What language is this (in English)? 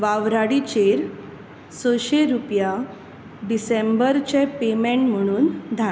Konkani